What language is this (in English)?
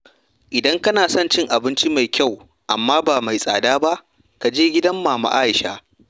Hausa